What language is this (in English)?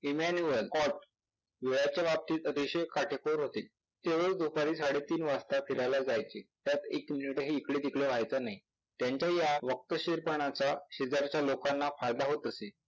Marathi